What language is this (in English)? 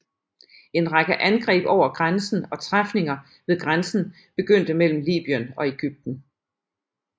Danish